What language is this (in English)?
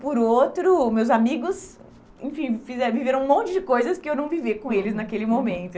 Portuguese